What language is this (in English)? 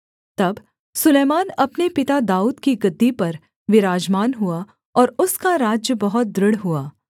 Hindi